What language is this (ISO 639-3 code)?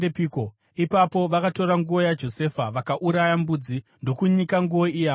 sna